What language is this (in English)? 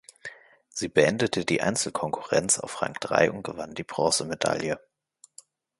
German